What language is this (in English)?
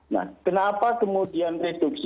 Indonesian